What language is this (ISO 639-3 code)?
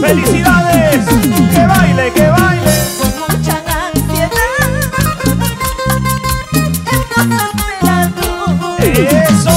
spa